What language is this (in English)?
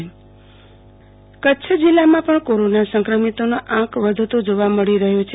Gujarati